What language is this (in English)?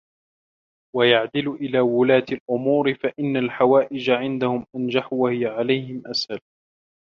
Arabic